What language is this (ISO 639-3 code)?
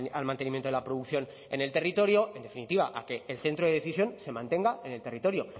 spa